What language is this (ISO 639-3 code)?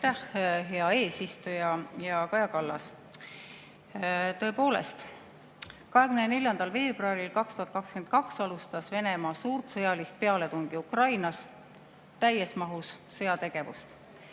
est